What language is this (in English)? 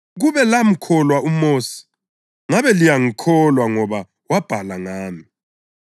North Ndebele